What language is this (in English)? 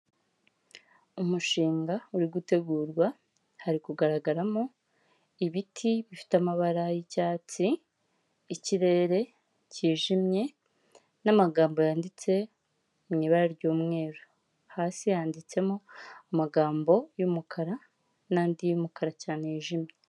Kinyarwanda